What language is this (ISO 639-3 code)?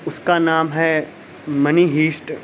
urd